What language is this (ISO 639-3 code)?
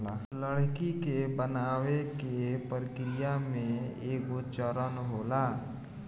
bho